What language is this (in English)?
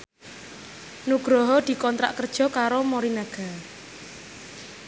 Javanese